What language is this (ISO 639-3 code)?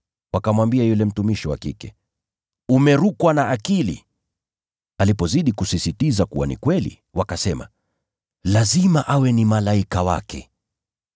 swa